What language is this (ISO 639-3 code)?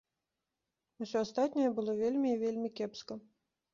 bel